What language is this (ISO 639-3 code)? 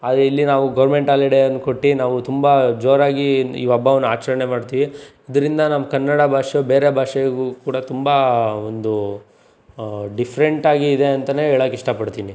kan